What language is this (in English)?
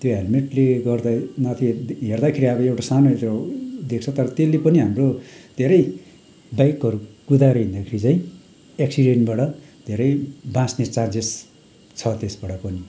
Nepali